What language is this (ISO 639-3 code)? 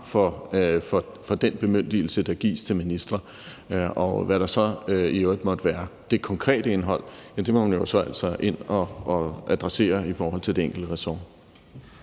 dan